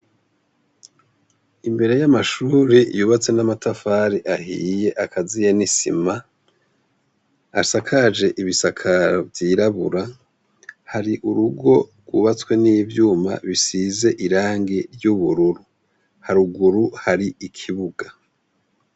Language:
Rundi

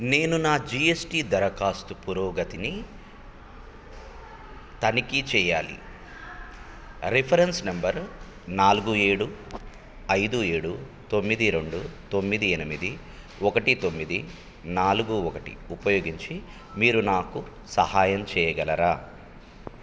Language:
Telugu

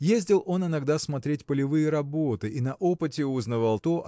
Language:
Russian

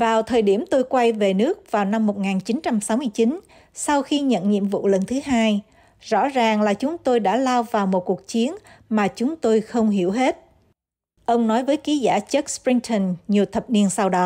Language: Vietnamese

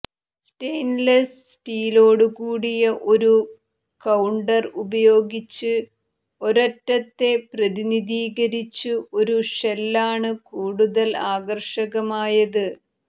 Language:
Malayalam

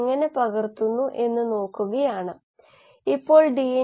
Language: Malayalam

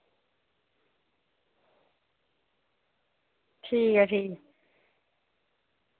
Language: Dogri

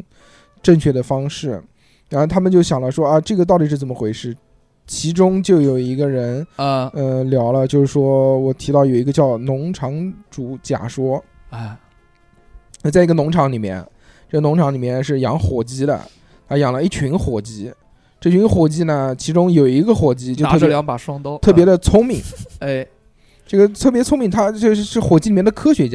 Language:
Chinese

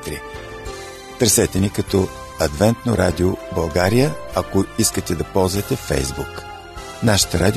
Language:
Bulgarian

